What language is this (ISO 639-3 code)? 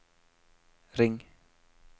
nor